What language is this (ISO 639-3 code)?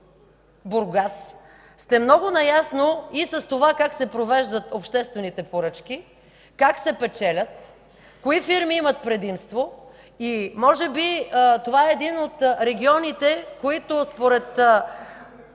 bul